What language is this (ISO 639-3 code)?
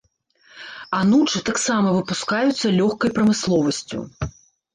bel